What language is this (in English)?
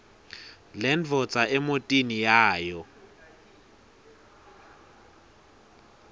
Swati